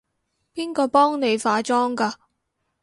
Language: Cantonese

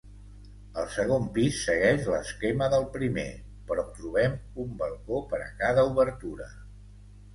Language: Catalan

